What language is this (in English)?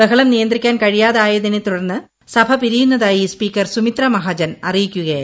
Malayalam